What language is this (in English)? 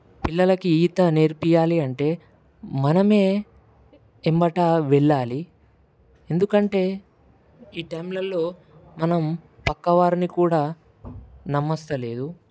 Telugu